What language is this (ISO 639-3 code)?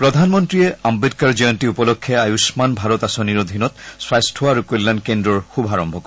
asm